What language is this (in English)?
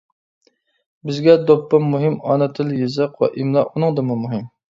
Uyghur